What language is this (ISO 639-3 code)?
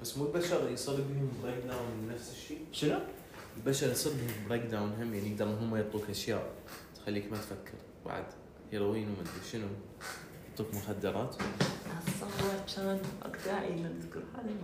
ara